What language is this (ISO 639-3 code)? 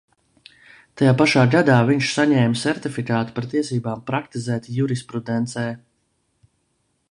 lav